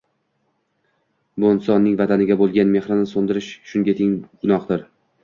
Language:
Uzbek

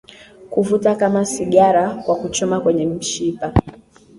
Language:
Swahili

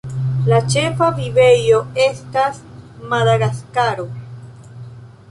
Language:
Esperanto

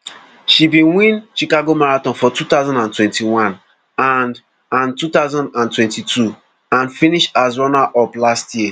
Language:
Nigerian Pidgin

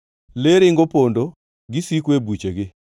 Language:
Luo (Kenya and Tanzania)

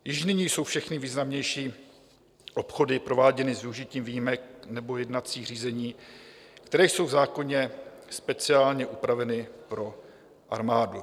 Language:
Czech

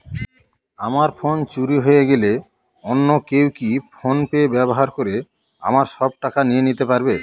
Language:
Bangla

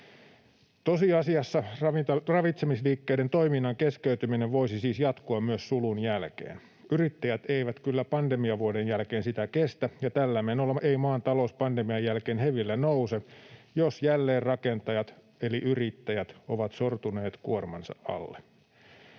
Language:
Finnish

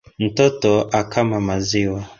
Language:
Swahili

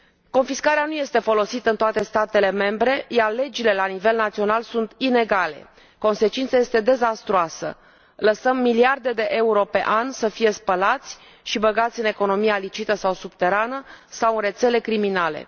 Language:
Romanian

